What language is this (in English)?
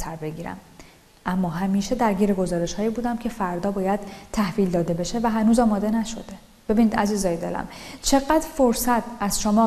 Persian